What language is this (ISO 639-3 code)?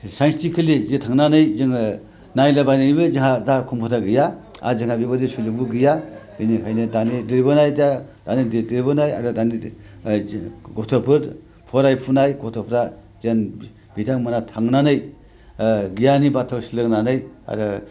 brx